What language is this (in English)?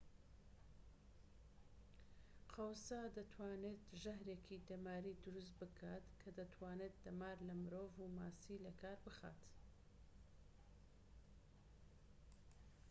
Central Kurdish